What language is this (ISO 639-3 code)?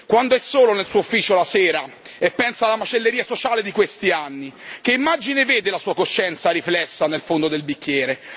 ita